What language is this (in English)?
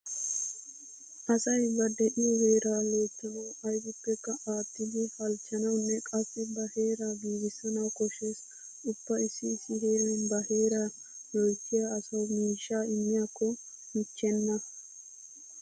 Wolaytta